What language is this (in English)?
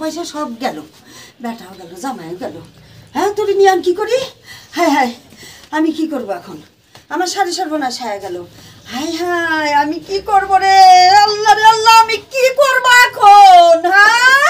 Bangla